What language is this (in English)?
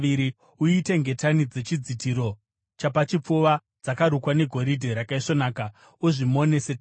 Shona